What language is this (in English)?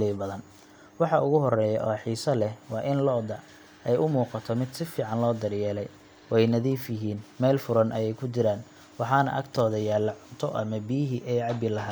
Somali